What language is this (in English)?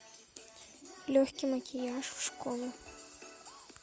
Russian